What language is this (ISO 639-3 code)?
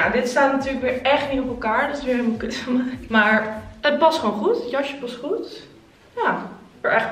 nld